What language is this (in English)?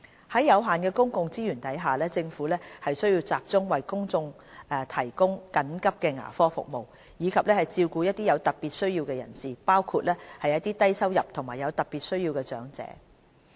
Cantonese